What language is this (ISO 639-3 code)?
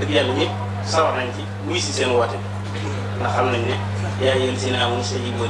ara